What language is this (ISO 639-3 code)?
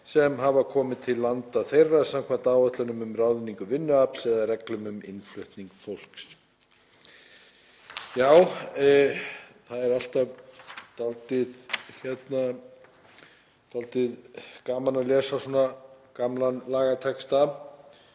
isl